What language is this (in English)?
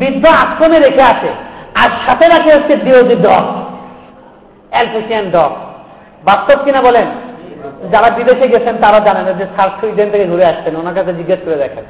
Bangla